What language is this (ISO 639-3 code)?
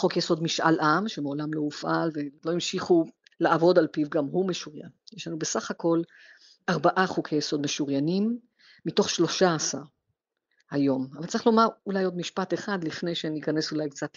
heb